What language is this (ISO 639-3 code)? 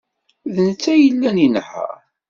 kab